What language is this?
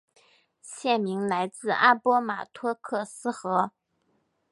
Chinese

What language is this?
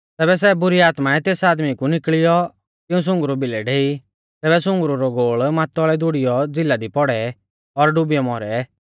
Mahasu Pahari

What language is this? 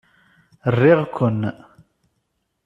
Kabyle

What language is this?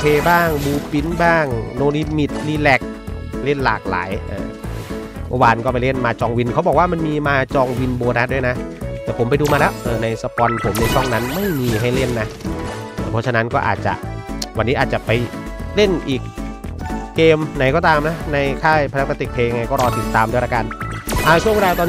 Thai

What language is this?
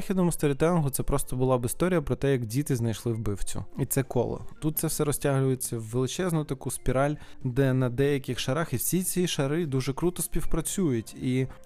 Ukrainian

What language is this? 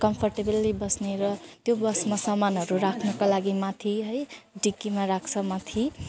Nepali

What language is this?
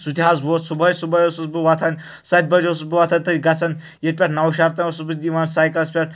Kashmiri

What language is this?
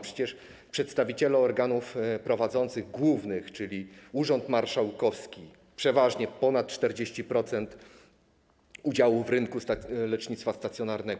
Polish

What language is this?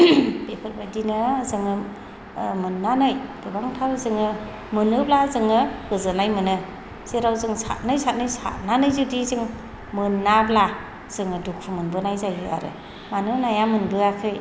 Bodo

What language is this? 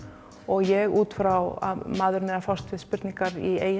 Icelandic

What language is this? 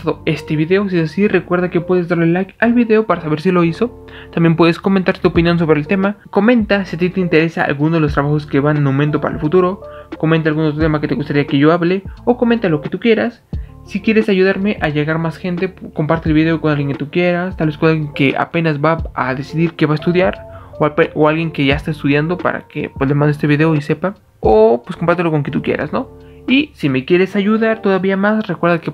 Spanish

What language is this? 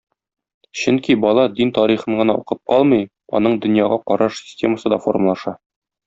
Tatar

